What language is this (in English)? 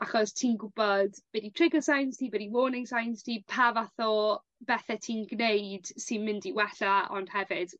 Welsh